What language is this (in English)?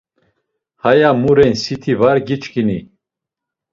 Laz